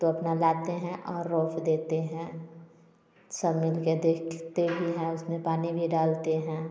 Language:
Hindi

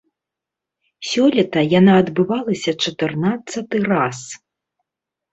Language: Belarusian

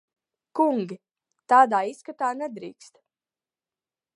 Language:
Latvian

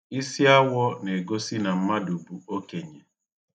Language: Igbo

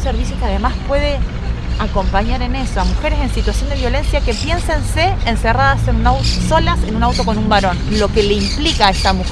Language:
Spanish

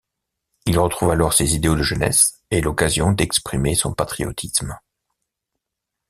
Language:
French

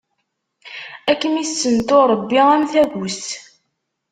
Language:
Kabyle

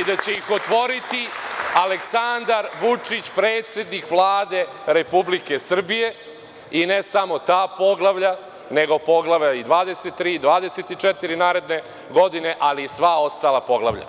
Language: Serbian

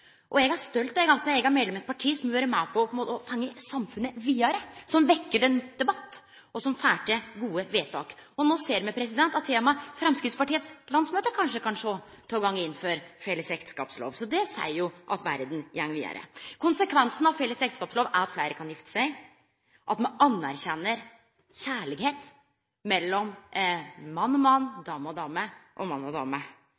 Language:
Norwegian Nynorsk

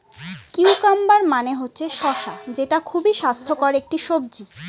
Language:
Bangla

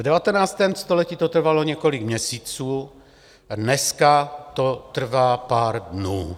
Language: Czech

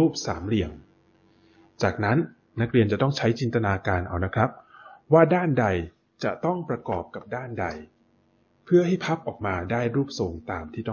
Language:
Thai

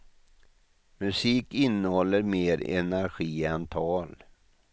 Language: Swedish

